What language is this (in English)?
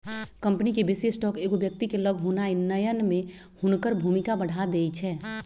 Magahi